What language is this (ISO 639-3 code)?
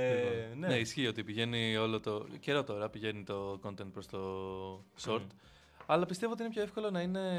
ell